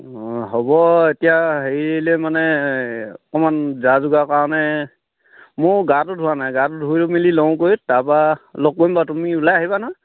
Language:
Assamese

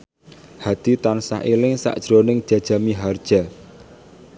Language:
Javanese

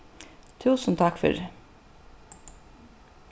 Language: Faroese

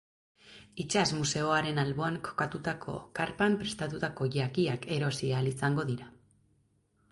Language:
Basque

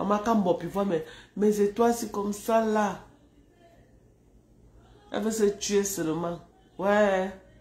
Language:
French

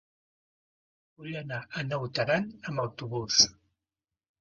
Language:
Catalan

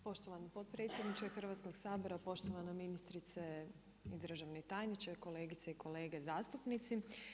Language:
Croatian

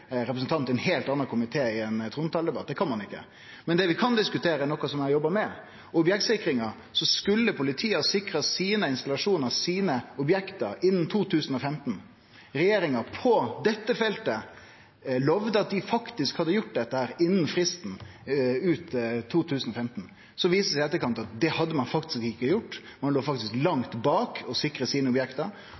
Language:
Norwegian Nynorsk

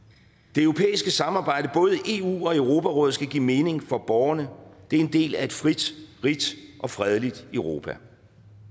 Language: Danish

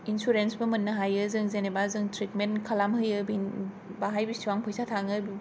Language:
Bodo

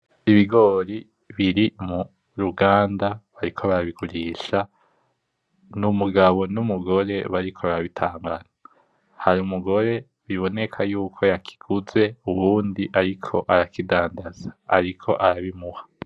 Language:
Rundi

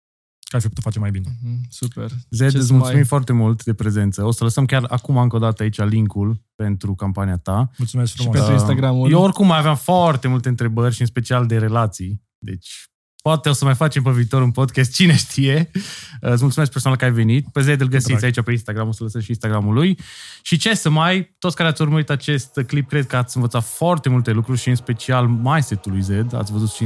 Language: Romanian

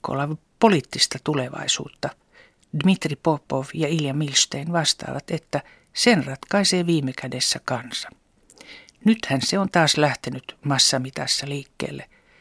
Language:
Finnish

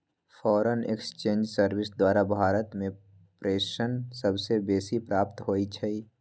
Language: Magahi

